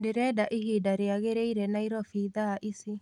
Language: Kikuyu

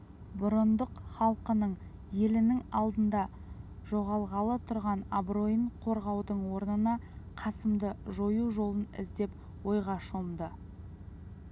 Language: Kazakh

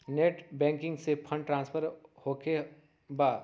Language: Magahi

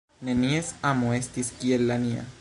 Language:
Esperanto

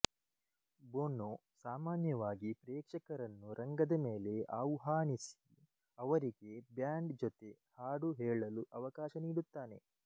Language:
Kannada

